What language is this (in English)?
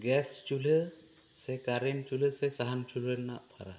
Santali